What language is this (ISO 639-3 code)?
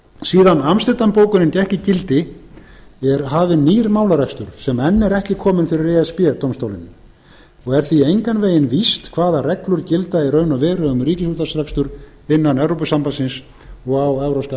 isl